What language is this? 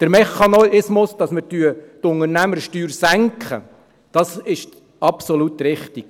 Swiss German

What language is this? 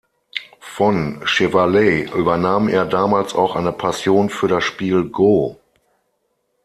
German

